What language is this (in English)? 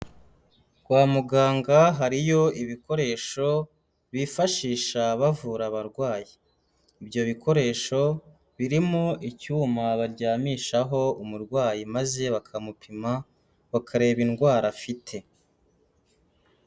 Kinyarwanda